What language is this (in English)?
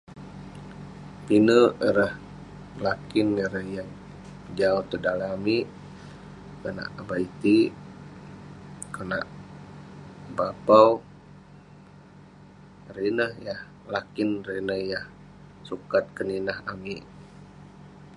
Western Penan